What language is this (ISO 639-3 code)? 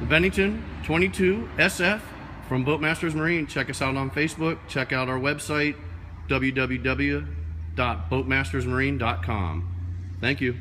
eng